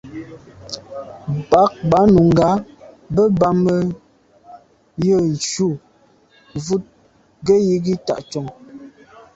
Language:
Medumba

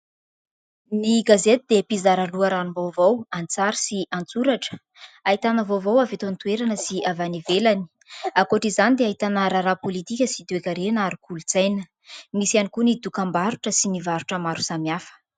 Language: Malagasy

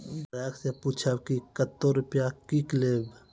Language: Maithili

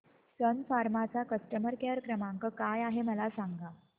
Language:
Marathi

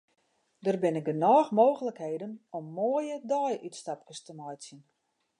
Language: Western Frisian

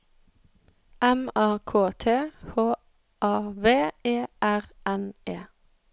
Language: Norwegian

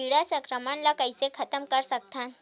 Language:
Chhattisgarhi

